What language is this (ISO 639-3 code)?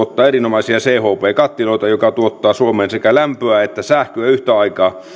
fin